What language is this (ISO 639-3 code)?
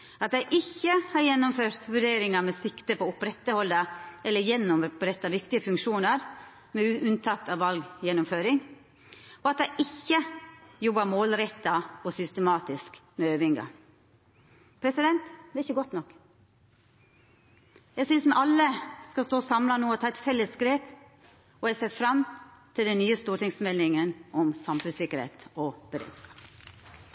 nno